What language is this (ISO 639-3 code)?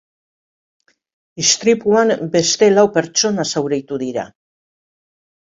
eus